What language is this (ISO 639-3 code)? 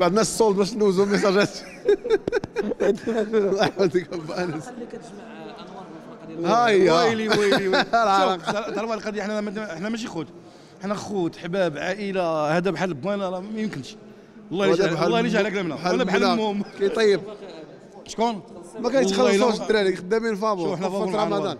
ara